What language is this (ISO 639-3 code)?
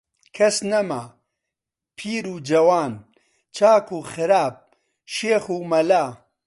ckb